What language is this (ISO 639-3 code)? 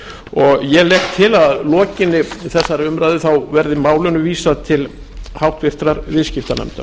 isl